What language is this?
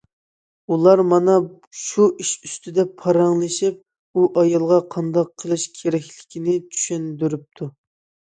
Uyghur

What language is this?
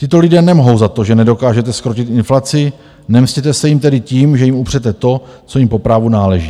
Czech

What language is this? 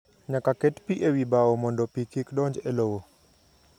Luo (Kenya and Tanzania)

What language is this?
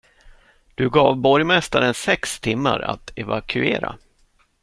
Swedish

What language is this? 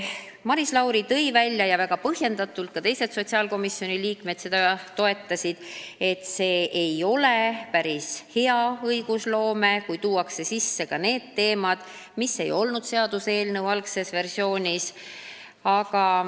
Estonian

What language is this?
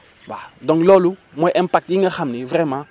Wolof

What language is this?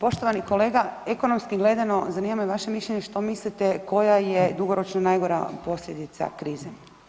Croatian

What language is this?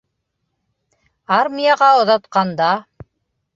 Bashkir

